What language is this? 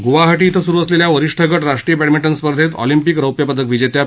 Marathi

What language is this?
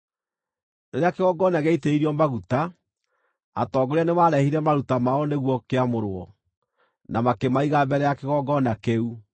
Kikuyu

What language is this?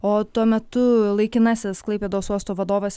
Lithuanian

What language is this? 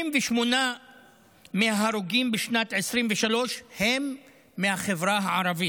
Hebrew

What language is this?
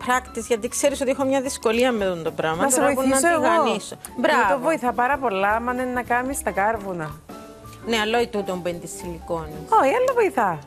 Greek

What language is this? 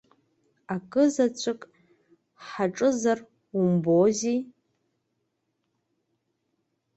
Abkhazian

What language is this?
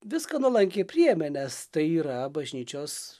Lithuanian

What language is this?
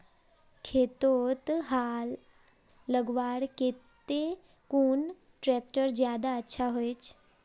Magahi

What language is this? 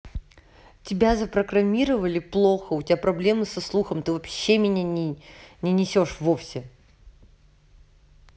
Russian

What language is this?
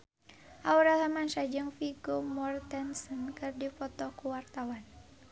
Sundanese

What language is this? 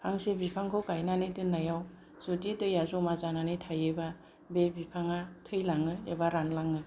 Bodo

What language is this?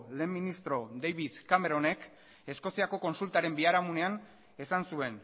Basque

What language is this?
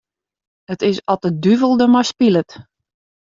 Western Frisian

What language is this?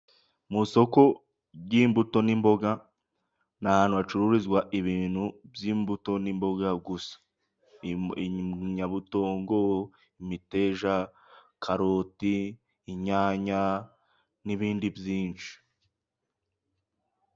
Kinyarwanda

